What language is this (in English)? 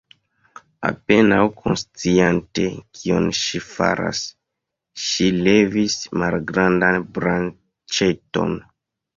Esperanto